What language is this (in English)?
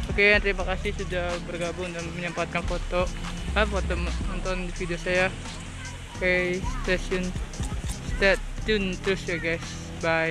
Indonesian